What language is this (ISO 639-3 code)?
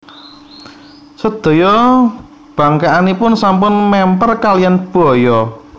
jav